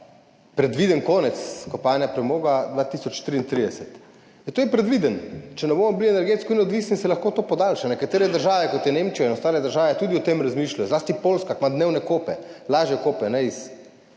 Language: Slovenian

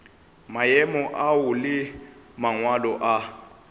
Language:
Northern Sotho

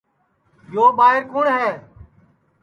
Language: Sansi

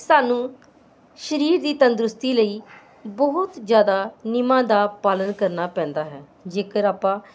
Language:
Punjabi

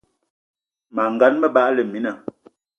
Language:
Eton (Cameroon)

